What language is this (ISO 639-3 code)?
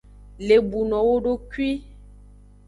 ajg